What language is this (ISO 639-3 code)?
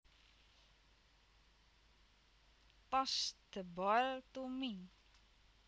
jav